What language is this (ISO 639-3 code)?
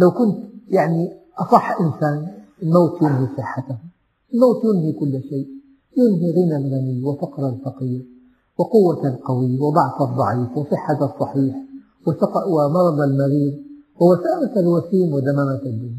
ara